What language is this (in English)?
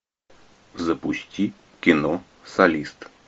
Russian